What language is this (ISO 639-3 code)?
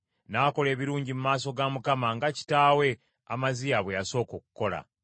lug